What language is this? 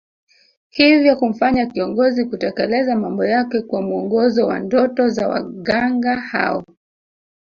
Swahili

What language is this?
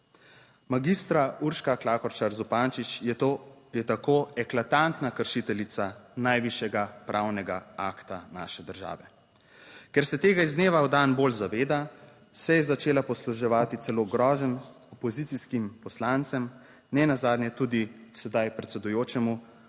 Slovenian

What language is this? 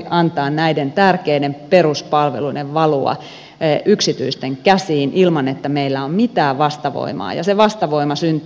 Finnish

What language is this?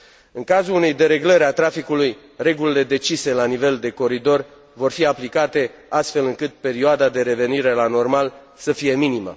Romanian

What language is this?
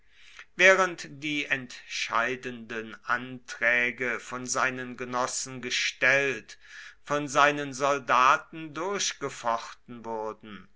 German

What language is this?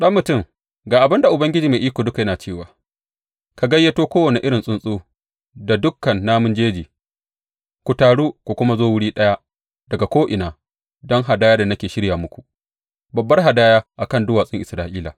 Hausa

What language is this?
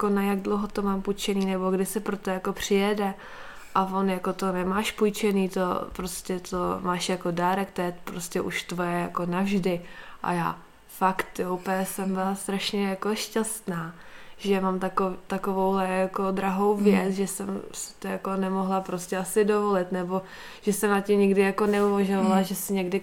Czech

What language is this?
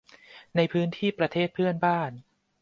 Thai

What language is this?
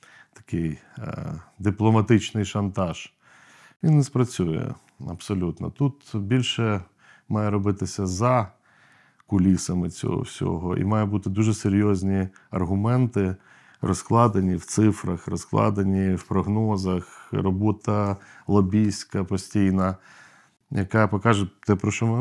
Ukrainian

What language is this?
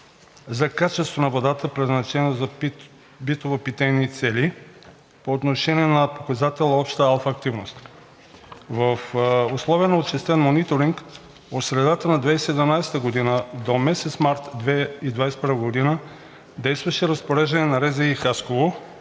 Bulgarian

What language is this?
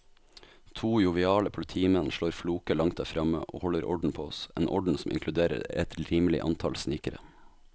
Norwegian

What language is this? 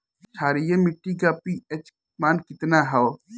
Bhojpuri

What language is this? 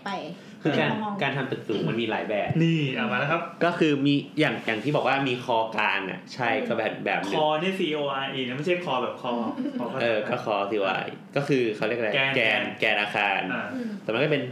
Thai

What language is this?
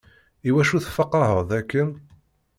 Kabyle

